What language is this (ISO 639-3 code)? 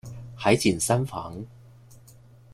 zho